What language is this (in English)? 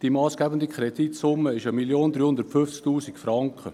Swiss German